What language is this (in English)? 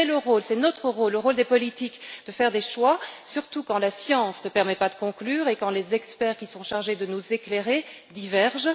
French